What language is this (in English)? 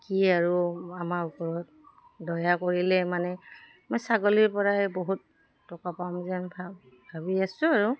Assamese